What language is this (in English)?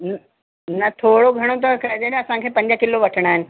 Sindhi